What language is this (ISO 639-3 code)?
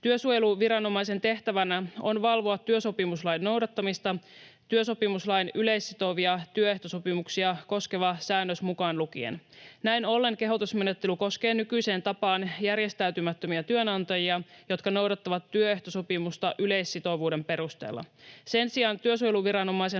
fin